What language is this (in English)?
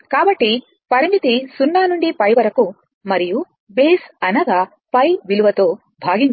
Telugu